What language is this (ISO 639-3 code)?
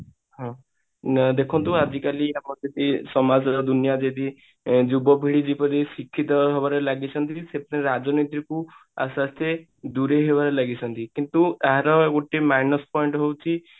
ori